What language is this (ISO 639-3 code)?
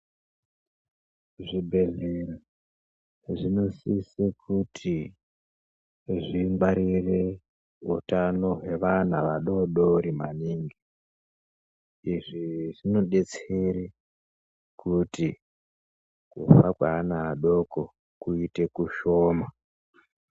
ndc